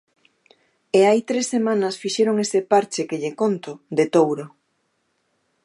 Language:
Galician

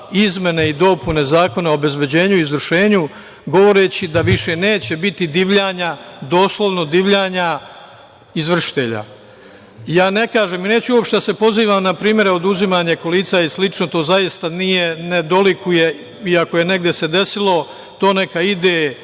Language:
Serbian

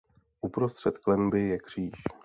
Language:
Czech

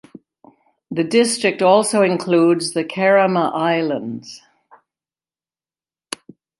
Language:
English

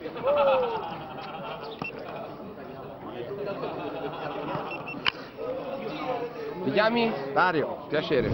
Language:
Italian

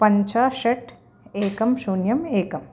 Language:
Sanskrit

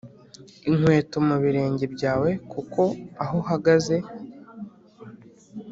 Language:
Kinyarwanda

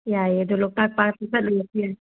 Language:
Manipuri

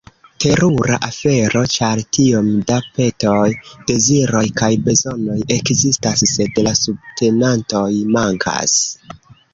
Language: Esperanto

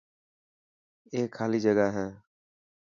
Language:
Dhatki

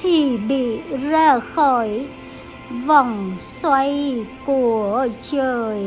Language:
Vietnamese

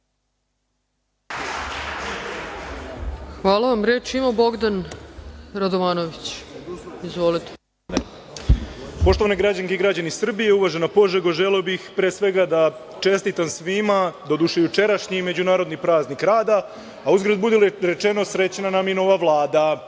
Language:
Serbian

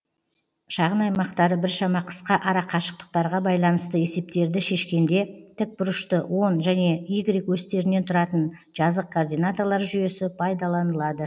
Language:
Kazakh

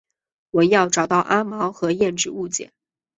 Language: Chinese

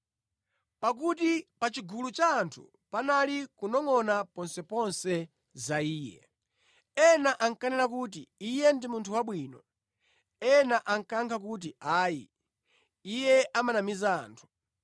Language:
Nyanja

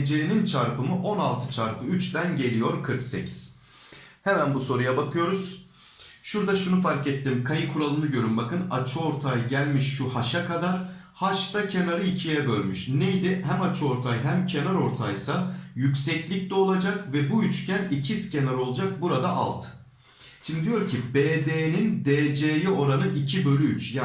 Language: Turkish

